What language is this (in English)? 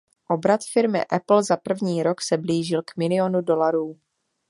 Czech